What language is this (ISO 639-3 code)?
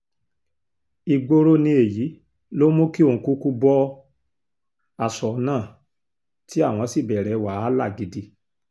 yor